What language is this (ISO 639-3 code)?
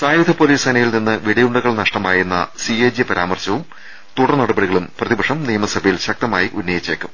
mal